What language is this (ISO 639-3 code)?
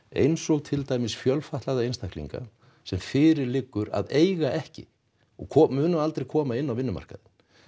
isl